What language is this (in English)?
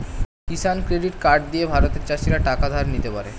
Bangla